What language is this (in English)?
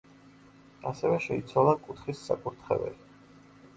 Georgian